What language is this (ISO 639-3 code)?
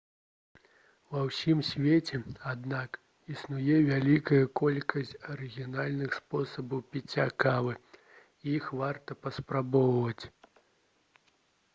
bel